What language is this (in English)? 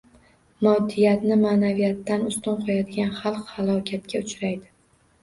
Uzbek